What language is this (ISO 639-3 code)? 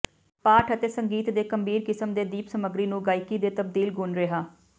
pan